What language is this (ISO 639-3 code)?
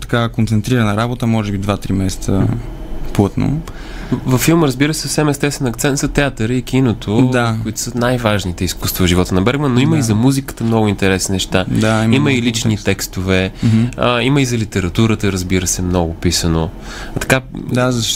bul